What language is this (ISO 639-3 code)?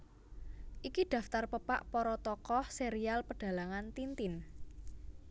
jav